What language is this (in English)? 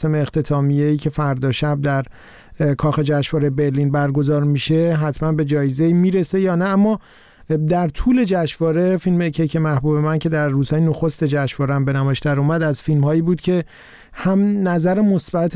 Persian